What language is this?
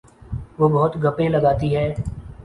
Urdu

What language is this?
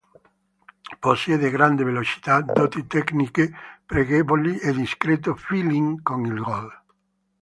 Italian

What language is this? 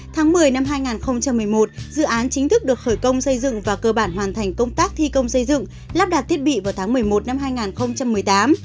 Vietnamese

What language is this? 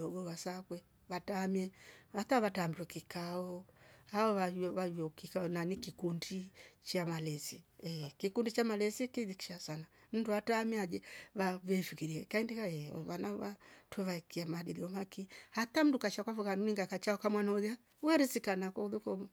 Rombo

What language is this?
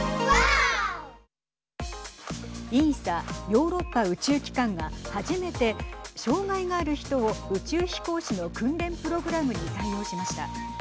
Japanese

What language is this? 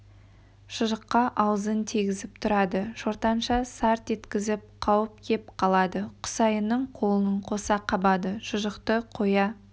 Kazakh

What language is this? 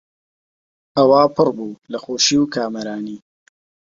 Central Kurdish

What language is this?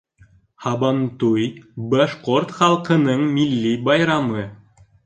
Bashkir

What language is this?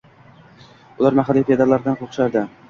Uzbek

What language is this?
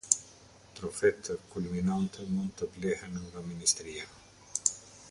Albanian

